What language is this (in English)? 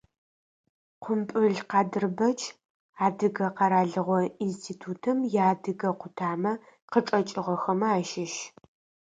Adyghe